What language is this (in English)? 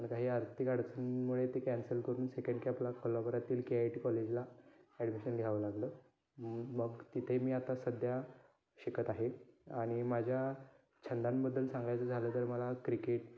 Marathi